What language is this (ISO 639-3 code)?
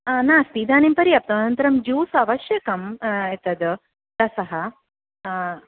san